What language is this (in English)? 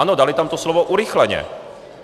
Czech